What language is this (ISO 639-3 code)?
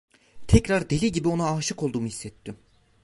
tur